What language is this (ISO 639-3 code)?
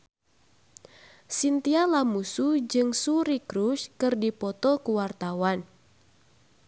sun